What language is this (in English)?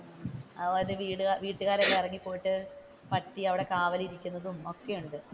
Malayalam